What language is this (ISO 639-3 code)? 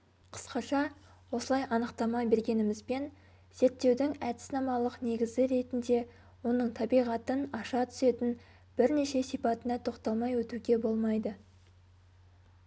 kaz